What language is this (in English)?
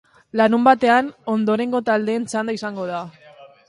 Basque